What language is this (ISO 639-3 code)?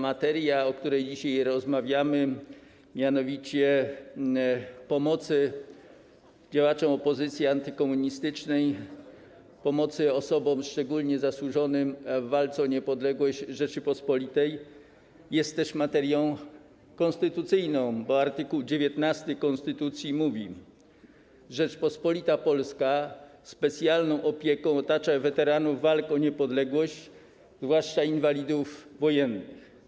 pol